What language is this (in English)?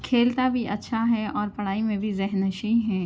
Urdu